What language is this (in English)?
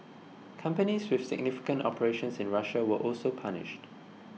English